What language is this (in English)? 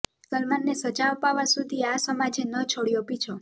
Gujarati